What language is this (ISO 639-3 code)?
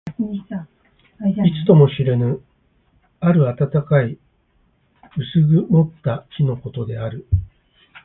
jpn